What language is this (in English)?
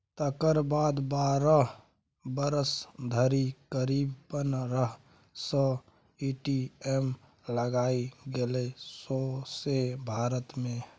Maithili